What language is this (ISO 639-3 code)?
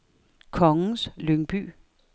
dan